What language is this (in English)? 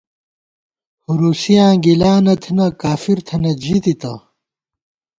Gawar-Bati